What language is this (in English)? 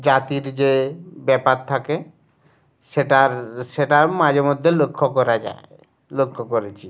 Bangla